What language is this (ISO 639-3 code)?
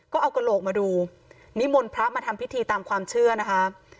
tha